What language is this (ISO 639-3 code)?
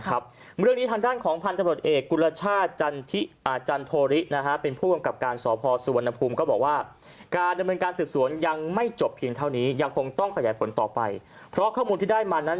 tha